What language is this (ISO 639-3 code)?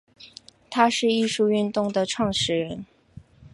zho